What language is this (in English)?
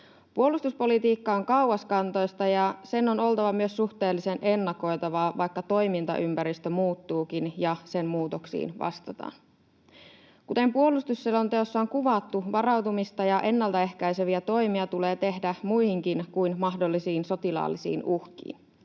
Finnish